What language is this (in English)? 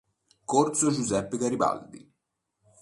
Italian